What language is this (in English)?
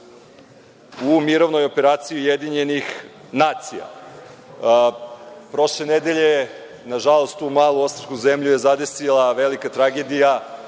Serbian